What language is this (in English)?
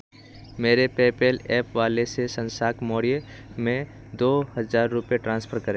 Hindi